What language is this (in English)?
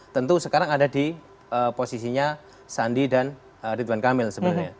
Indonesian